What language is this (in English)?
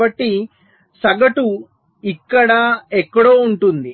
Telugu